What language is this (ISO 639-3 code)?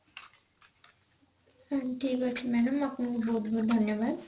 ori